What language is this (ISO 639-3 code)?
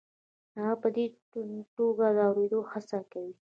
pus